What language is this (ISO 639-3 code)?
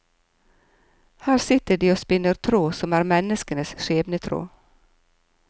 nor